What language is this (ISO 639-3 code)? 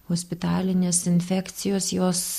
lit